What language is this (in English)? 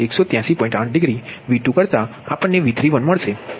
Gujarati